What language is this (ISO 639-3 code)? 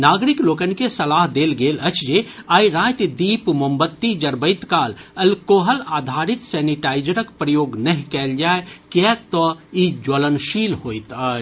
mai